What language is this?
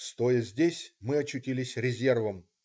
Russian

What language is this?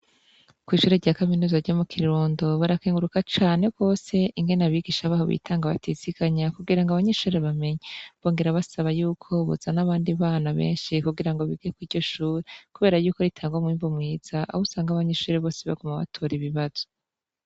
Rundi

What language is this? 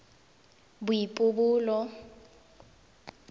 Tswana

